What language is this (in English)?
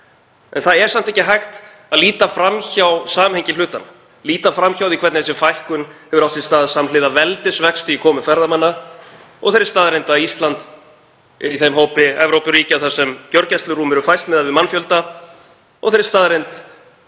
Icelandic